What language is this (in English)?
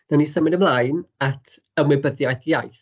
Welsh